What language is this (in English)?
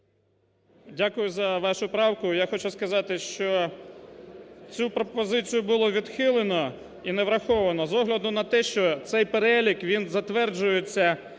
Ukrainian